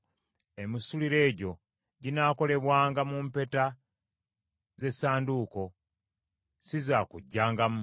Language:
Ganda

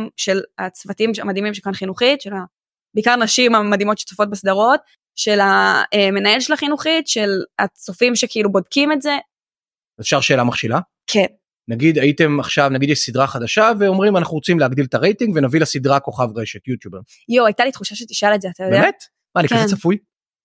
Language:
Hebrew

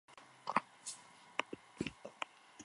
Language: Basque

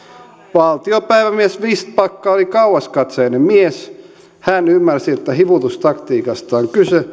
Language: Finnish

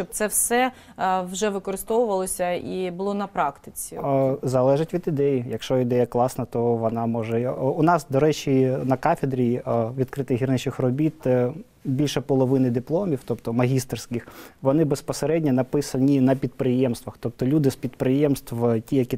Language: Ukrainian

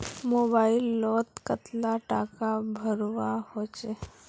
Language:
Magahi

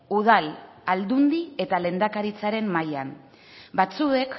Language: Basque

